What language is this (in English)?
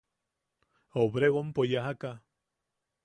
Yaqui